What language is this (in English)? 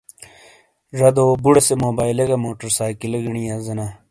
Shina